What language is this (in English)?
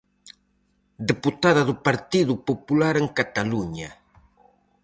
Galician